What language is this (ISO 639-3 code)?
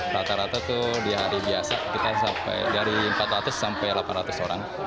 ind